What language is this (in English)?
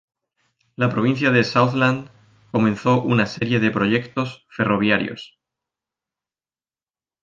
Spanish